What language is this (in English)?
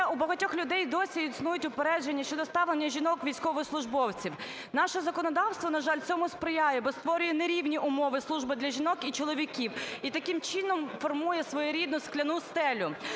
Ukrainian